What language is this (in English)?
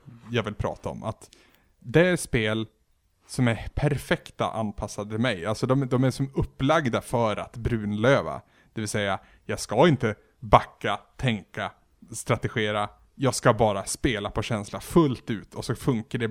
Swedish